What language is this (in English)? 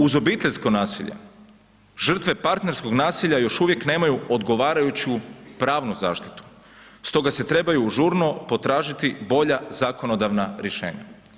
Croatian